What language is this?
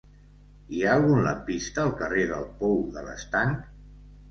Catalan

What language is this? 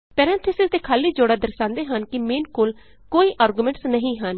Punjabi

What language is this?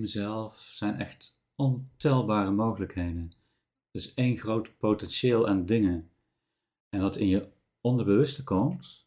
Dutch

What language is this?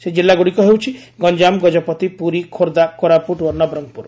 Odia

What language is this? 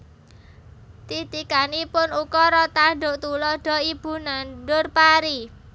Javanese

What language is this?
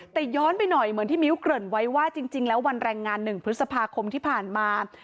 Thai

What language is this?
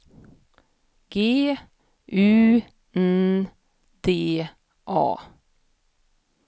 Swedish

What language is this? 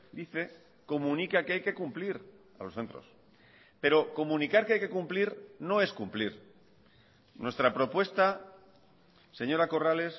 Spanish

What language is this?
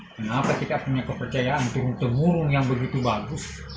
Indonesian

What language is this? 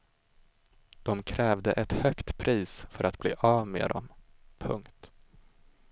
Swedish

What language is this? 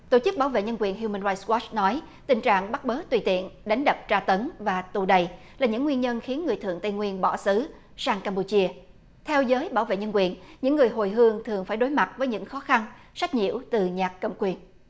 Vietnamese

